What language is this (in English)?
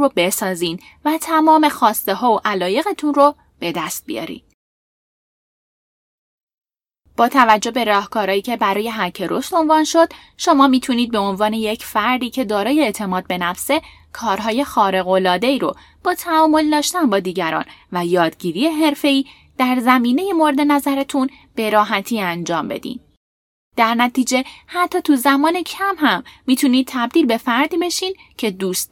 Persian